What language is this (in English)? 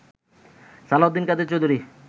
Bangla